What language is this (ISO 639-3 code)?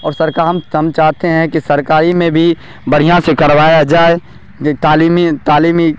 urd